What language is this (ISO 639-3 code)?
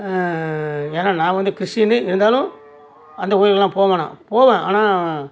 tam